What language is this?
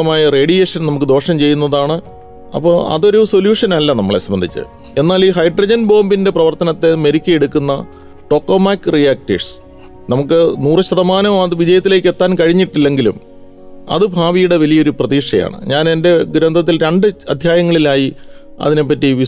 Malayalam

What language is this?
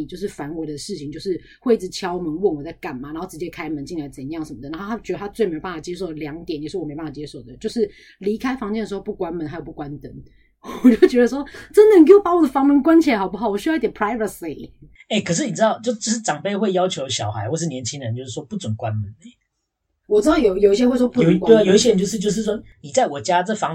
Chinese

